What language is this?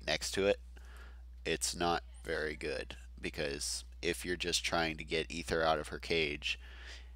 English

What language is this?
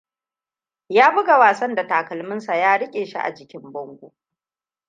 Hausa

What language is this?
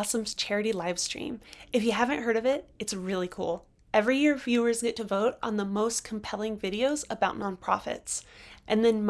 English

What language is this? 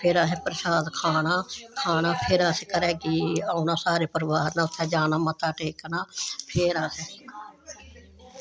Dogri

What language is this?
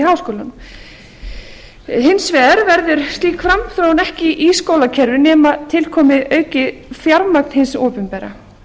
Icelandic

